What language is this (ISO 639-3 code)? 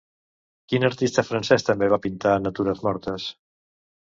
cat